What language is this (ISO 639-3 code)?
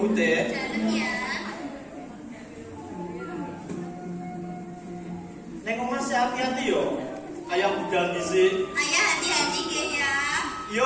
ind